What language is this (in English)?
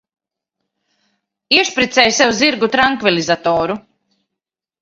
Latvian